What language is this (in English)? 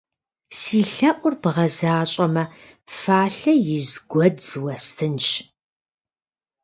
Kabardian